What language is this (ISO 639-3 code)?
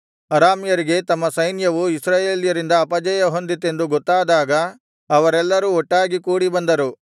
kan